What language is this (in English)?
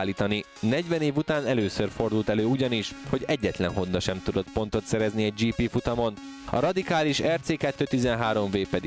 Hungarian